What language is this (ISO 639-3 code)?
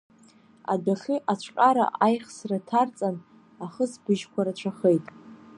abk